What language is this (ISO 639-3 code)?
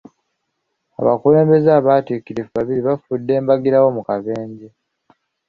lug